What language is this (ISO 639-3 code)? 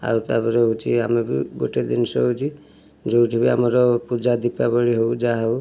ori